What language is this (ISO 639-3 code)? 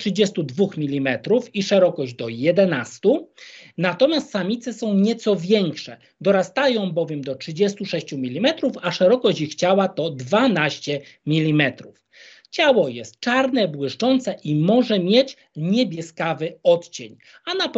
pol